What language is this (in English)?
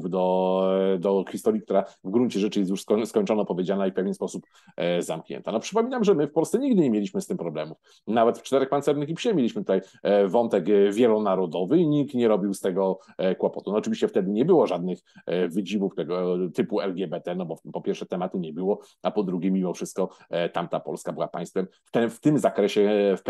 Polish